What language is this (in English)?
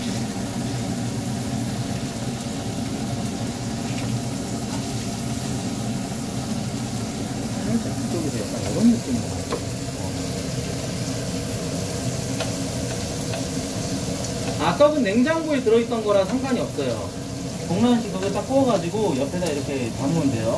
Korean